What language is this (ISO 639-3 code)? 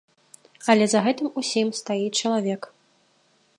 bel